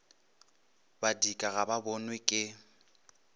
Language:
Northern Sotho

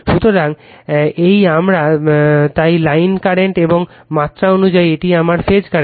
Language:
Bangla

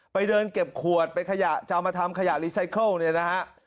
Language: Thai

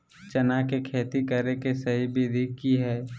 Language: Magahi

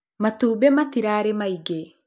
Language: Kikuyu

